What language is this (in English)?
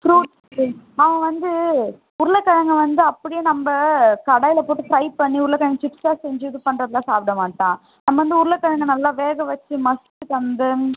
Tamil